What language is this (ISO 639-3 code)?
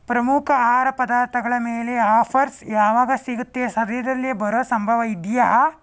kan